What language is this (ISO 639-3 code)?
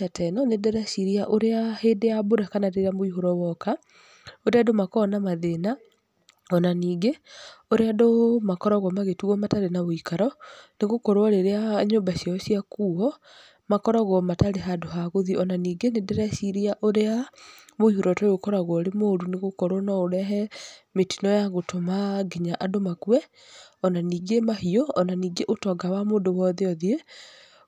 kik